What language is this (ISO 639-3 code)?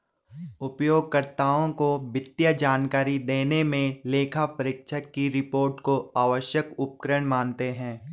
hin